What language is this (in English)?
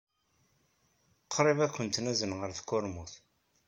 Kabyle